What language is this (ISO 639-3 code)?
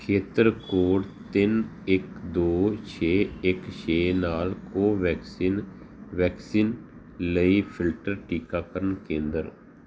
pan